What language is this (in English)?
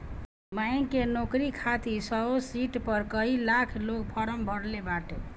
Bhojpuri